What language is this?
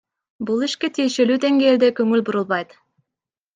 Kyrgyz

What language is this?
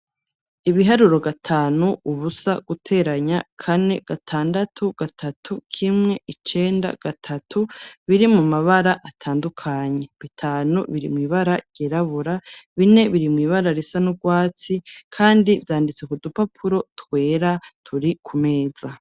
Rundi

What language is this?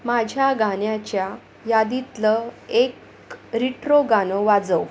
Marathi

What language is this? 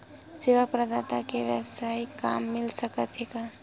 Chhattisgarhi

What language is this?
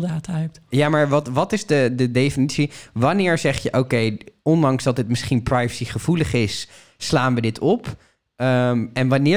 Dutch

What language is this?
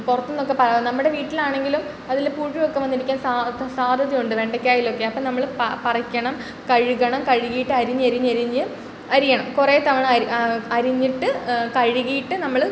Malayalam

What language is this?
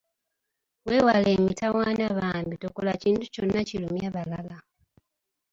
Ganda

